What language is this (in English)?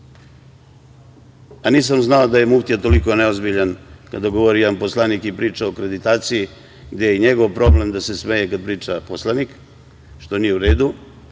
Serbian